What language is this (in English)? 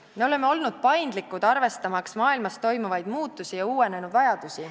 Estonian